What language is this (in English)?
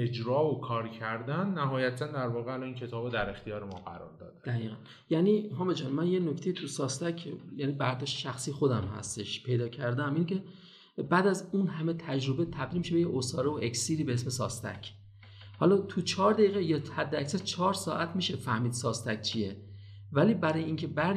Persian